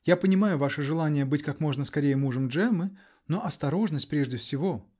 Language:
Russian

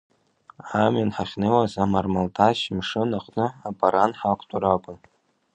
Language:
Abkhazian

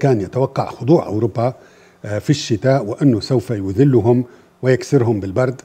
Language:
Arabic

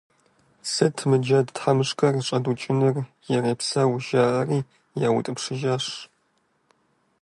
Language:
Kabardian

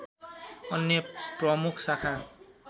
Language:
Nepali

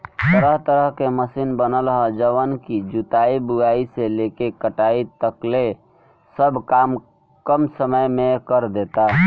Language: Bhojpuri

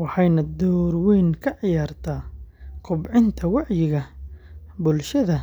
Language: Somali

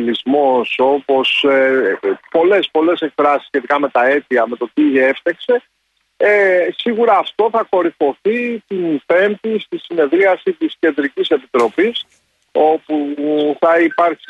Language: Greek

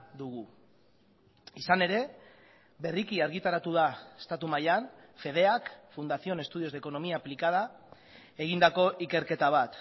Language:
Basque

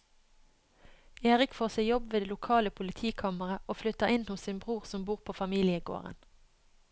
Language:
Norwegian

